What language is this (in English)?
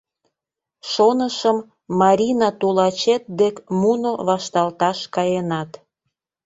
Mari